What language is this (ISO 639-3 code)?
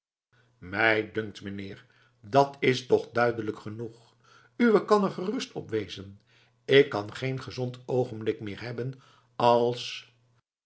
nld